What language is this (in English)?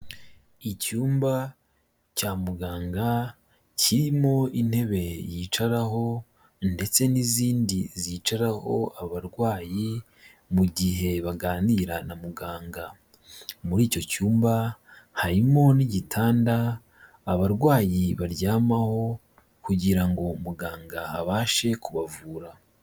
Kinyarwanda